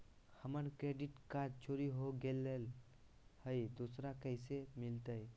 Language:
Magahi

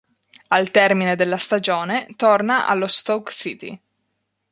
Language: Italian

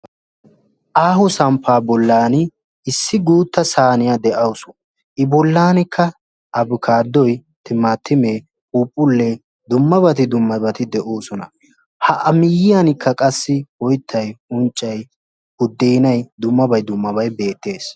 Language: Wolaytta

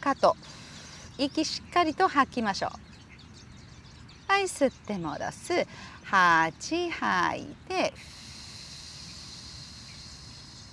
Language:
Japanese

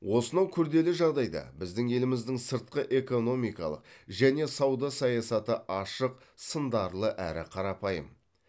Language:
Kazakh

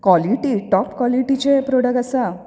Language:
Konkani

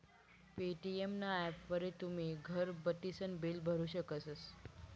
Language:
Marathi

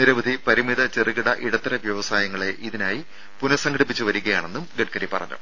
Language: Malayalam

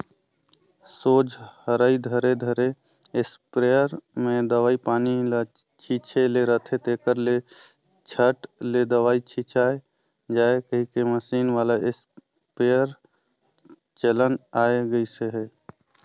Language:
Chhattisgarhi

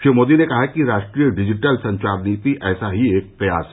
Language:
Hindi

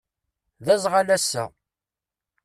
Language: Kabyle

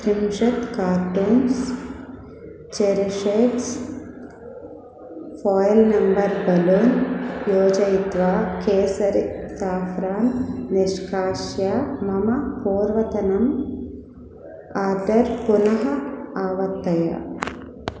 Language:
Sanskrit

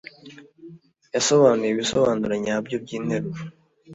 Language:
Kinyarwanda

